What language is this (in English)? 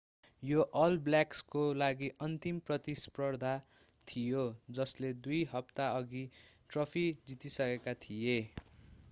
Nepali